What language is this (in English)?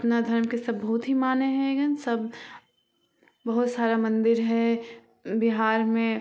Maithili